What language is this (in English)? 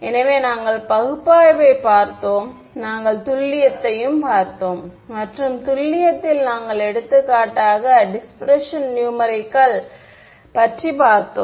Tamil